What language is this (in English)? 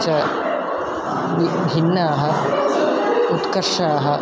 Sanskrit